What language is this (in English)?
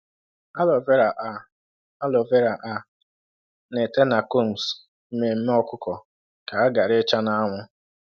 Igbo